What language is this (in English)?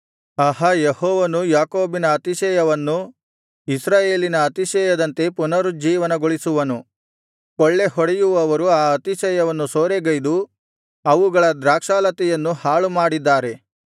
Kannada